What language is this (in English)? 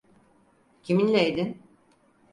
Turkish